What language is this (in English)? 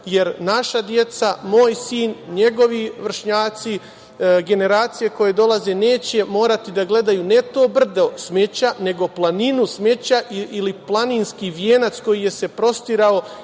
Serbian